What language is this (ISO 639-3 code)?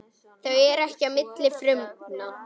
isl